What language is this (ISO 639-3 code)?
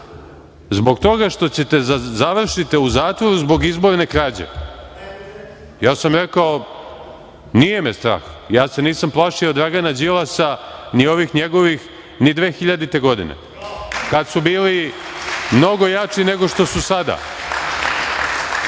srp